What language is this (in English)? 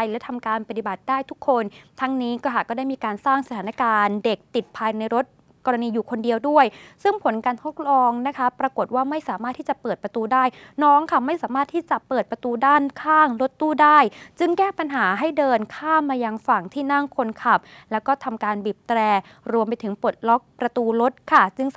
Thai